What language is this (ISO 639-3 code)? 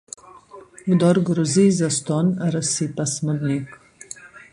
slv